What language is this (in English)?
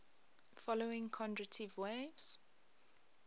English